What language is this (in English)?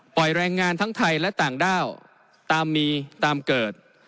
Thai